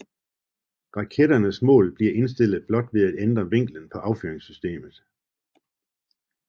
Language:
Danish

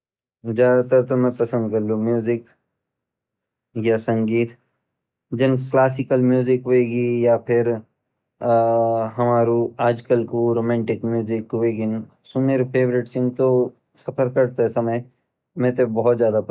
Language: Garhwali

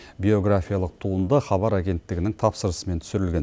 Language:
Kazakh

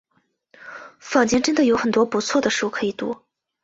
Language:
Chinese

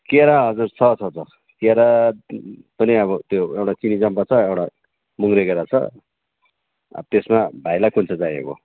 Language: Nepali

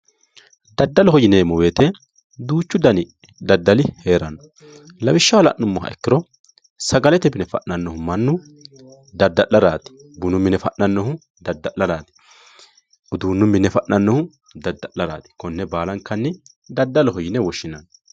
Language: Sidamo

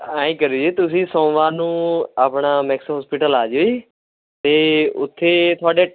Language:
Punjabi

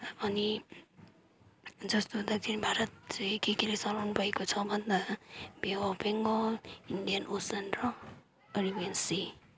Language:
Nepali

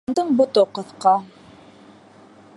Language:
Bashkir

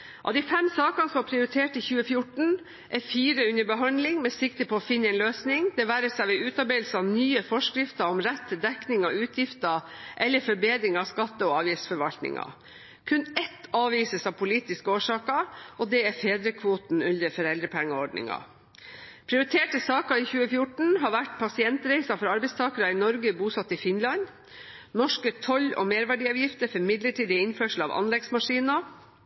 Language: Norwegian Bokmål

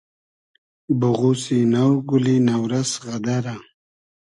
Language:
Hazaragi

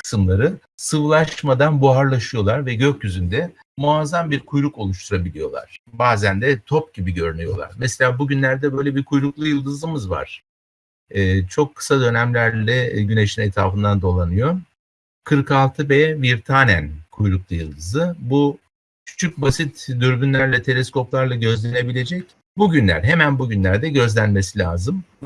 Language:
Turkish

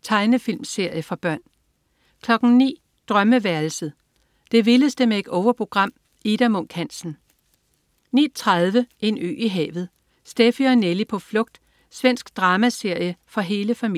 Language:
Danish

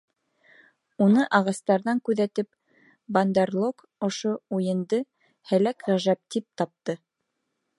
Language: Bashkir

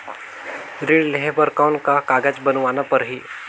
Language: Chhattisgarhi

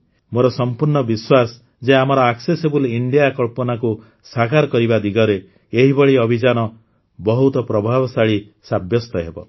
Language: Odia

